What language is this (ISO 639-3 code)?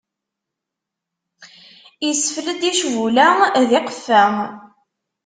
kab